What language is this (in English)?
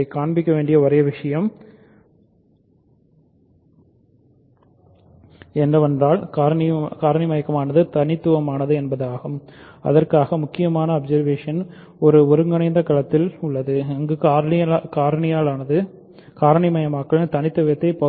Tamil